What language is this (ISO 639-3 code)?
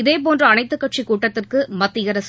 tam